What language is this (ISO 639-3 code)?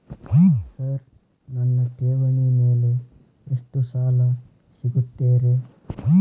kan